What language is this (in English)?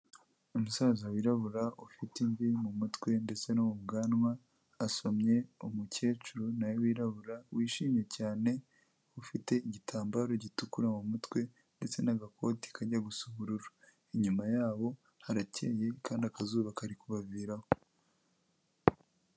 Kinyarwanda